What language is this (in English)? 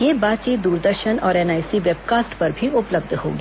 Hindi